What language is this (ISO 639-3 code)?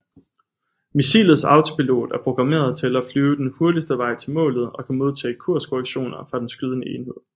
dan